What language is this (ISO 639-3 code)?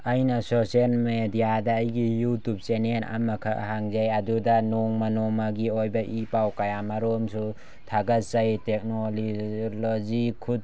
mni